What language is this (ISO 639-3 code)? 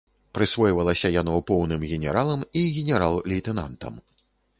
bel